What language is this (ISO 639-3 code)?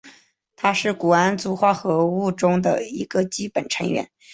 zho